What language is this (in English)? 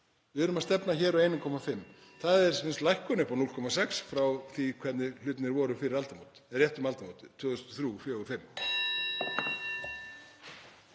Icelandic